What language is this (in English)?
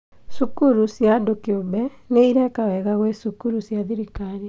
Kikuyu